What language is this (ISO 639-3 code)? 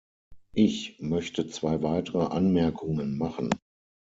deu